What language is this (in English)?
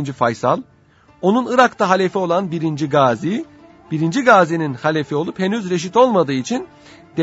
Turkish